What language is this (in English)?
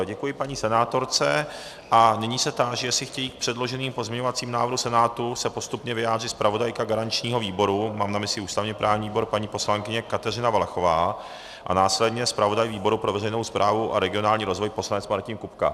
Czech